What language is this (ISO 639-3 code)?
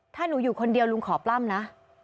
tha